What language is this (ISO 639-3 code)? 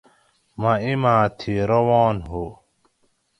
gwc